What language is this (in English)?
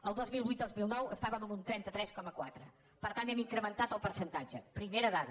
Catalan